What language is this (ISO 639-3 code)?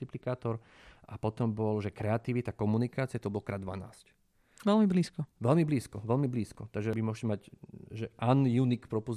slk